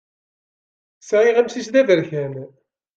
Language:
Kabyle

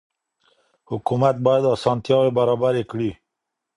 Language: Pashto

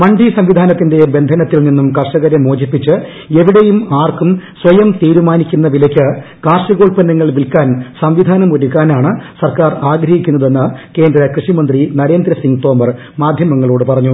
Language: Malayalam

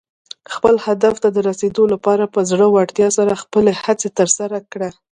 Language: Pashto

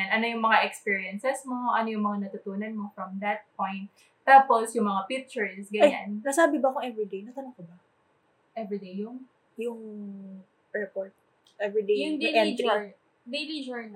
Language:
Filipino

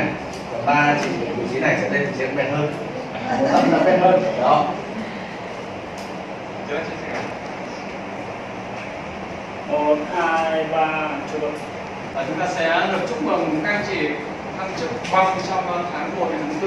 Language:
Vietnamese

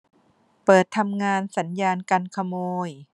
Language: Thai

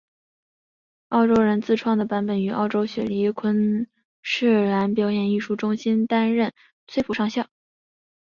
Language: Chinese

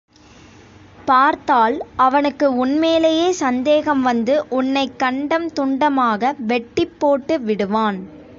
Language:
Tamil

